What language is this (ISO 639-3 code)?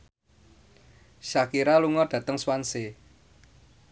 jav